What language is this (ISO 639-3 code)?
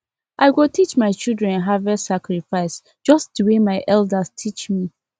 pcm